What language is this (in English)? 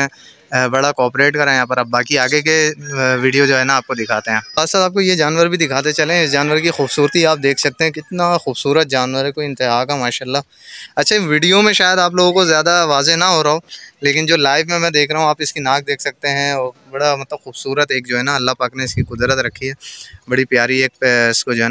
Hindi